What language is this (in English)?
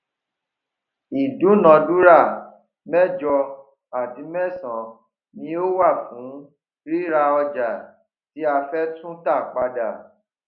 Yoruba